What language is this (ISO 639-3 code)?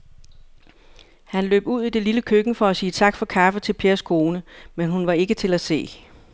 dan